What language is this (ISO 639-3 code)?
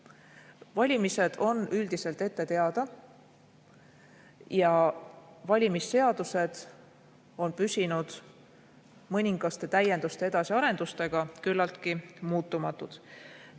est